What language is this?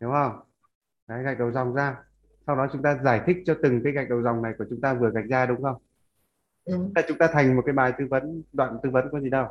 Vietnamese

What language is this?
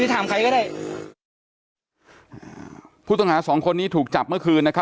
Thai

